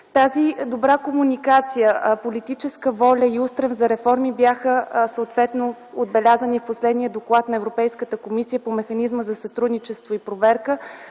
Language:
Bulgarian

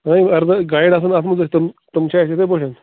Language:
Kashmiri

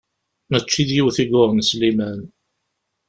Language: Kabyle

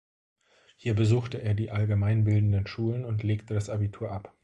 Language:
German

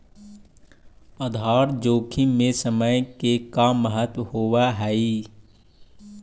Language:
Magahi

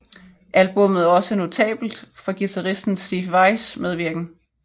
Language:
Danish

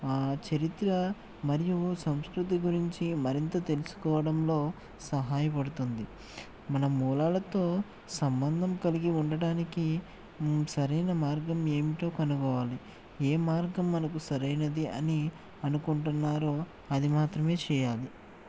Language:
Telugu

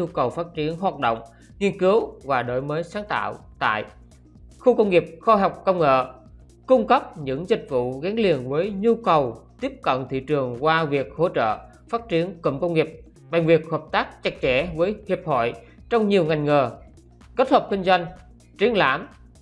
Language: Vietnamese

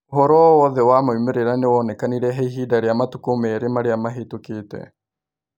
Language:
Kikuyu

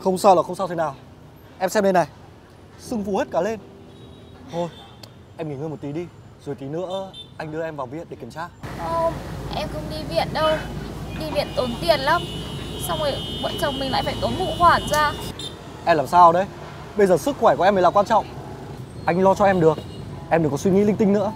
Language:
Vietnamese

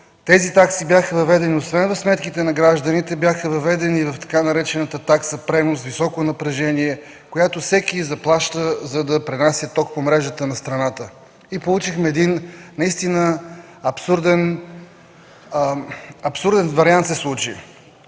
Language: Bulgarian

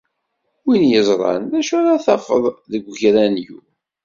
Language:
Kabyle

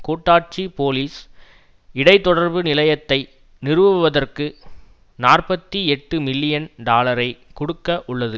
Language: Tamil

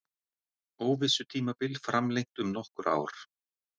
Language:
Icelandic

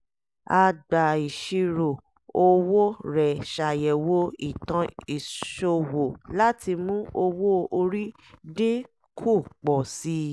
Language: Yoruba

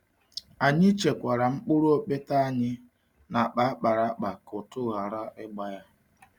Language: Igbo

